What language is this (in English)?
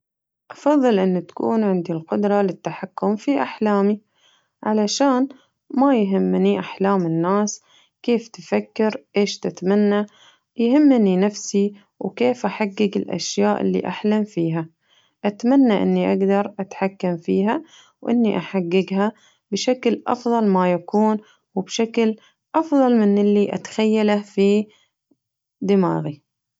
Najdi Arabic